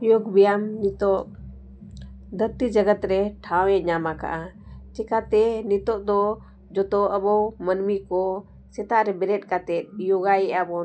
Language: Santali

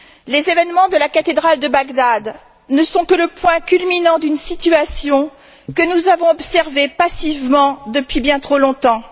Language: French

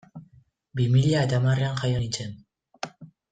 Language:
Basque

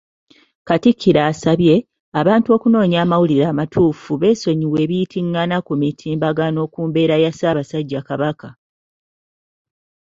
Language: Ganda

